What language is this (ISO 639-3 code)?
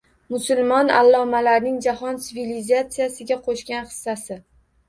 uzb